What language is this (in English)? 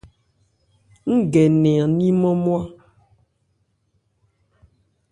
Ebrié